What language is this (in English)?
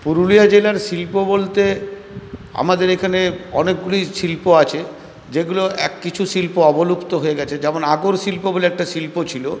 Bangla